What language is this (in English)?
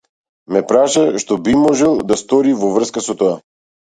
Macedonian